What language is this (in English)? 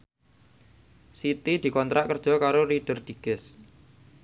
Javanese